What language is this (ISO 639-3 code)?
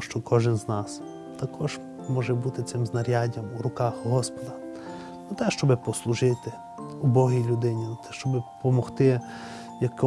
ukr